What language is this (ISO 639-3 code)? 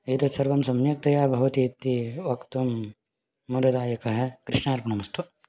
san